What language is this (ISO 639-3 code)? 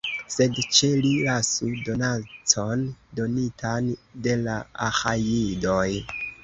epo